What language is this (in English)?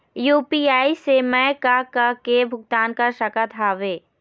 Chhattisgarhi